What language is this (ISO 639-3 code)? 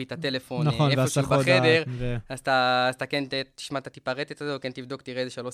heb